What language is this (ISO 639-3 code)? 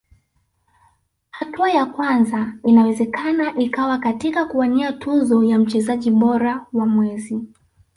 swa